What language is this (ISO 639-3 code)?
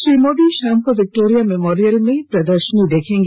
hin